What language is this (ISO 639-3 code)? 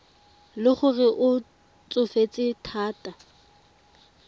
tsn